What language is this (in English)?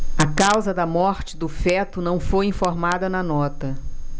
Portuguese